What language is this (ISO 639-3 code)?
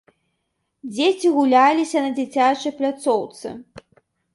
bel